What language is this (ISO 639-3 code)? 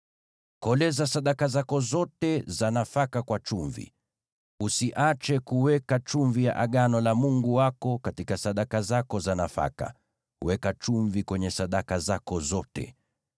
swa